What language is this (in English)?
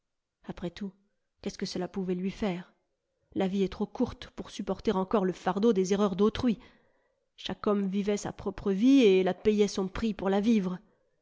French